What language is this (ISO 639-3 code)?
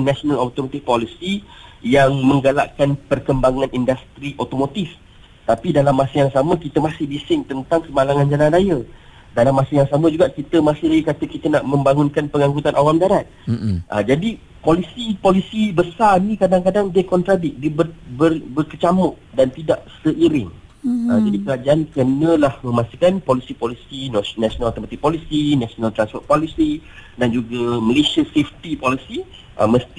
msa